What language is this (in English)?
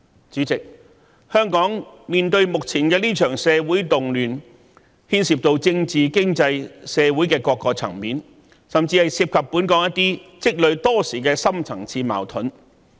Cantonese